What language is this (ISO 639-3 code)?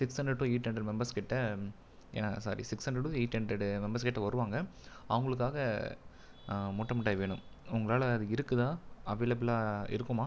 tam